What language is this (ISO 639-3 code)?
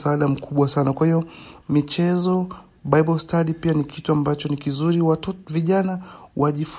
swa